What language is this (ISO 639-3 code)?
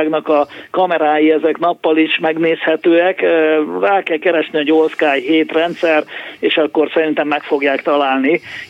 hun